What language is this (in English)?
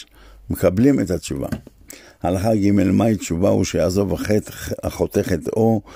Hebrew